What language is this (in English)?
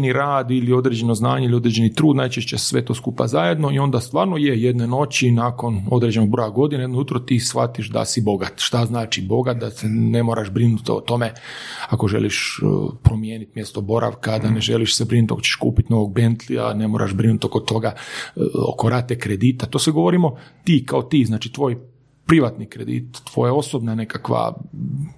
Croatian